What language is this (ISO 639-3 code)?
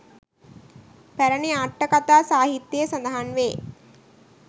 sin